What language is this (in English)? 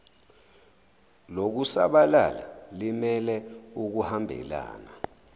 Zulu